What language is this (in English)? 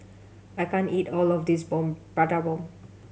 English